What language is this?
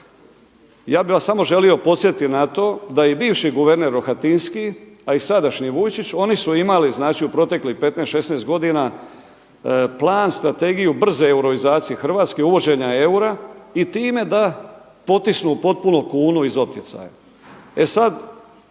Croatian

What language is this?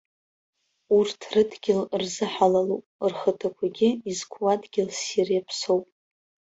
Abkhazian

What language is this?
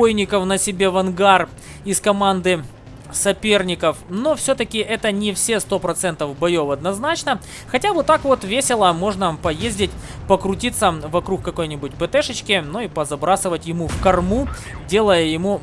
Russian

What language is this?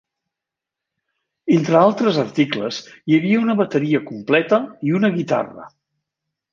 Catalan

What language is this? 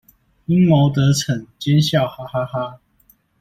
Chinese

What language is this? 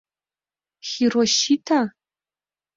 Mari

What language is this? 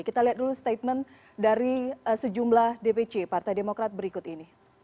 Indonesian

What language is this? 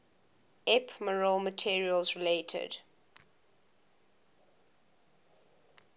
English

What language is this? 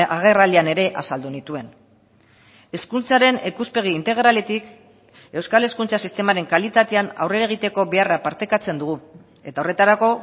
Basque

